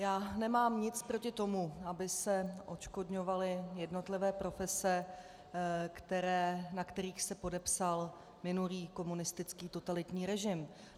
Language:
Czech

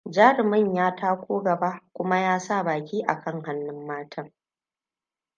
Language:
Hausa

